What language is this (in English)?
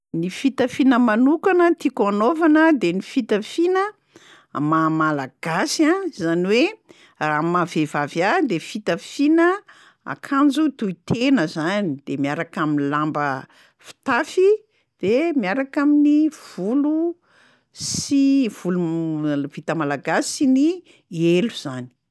Malagasy